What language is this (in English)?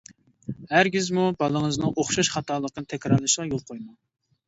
Uyghur